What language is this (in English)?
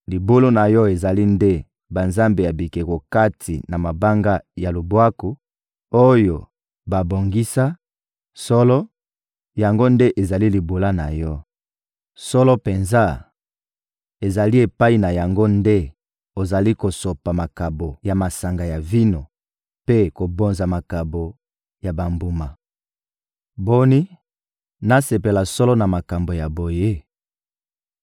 Lingala